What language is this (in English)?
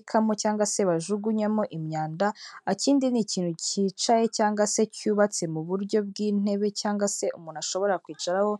Kinyarwanda